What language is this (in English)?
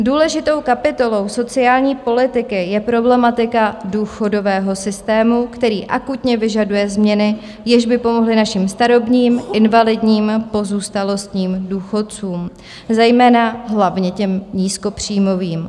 Czech